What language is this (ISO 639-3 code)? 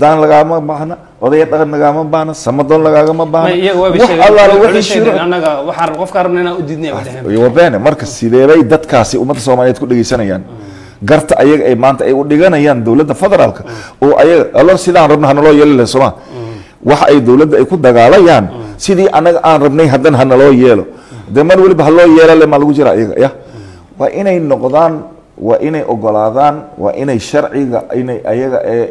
ara